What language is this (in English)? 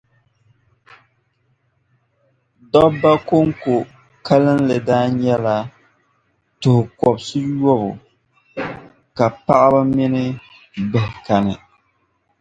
Dagbani